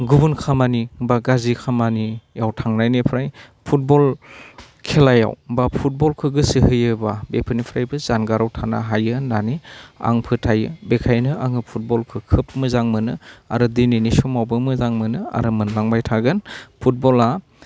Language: Bodo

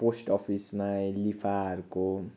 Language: Nepali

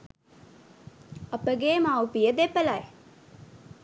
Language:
Sinhala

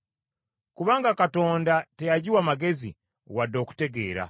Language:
Ganda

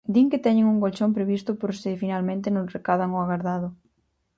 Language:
Galician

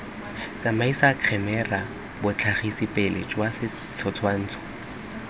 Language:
Tswana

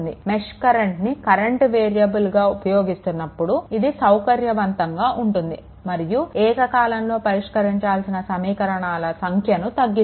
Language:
Telugu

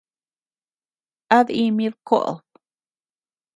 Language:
Tepeuxila Cuicatec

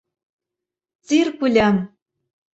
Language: Mari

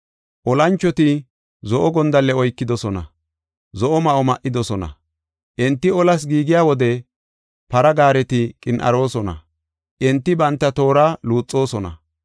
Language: Gofa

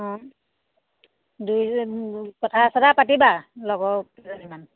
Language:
Assamese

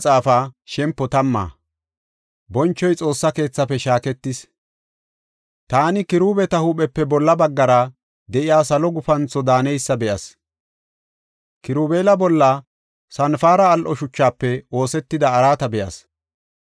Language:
Gofa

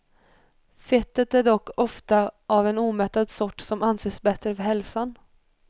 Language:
Swedish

